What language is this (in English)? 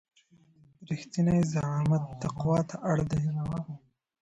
Pashto